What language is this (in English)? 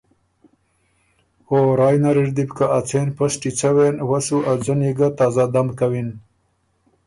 Ormuri